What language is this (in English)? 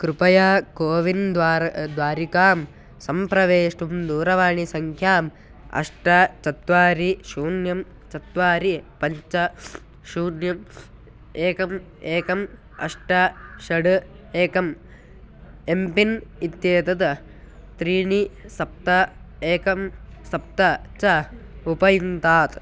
Sanskrit